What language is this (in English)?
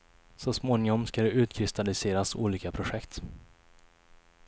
Swedish